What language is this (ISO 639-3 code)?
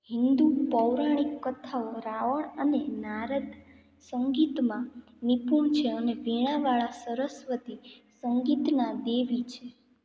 guj